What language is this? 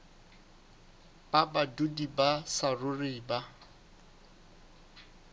Southern Sotho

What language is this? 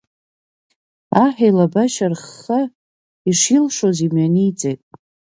Abkhazian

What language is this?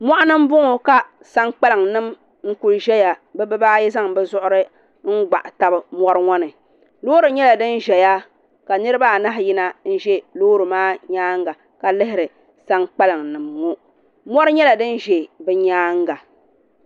Dagbani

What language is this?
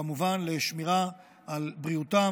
Hebrew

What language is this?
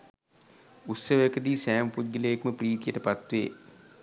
Sinhala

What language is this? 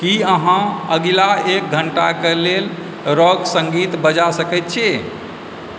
Maithili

